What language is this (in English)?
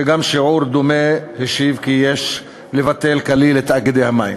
Hebrew